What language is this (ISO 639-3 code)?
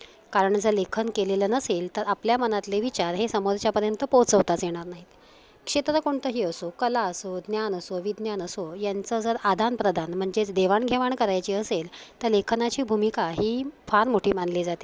mar